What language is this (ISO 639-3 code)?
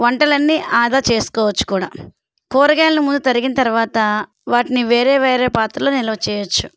tel